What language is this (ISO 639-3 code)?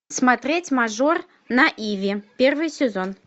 rus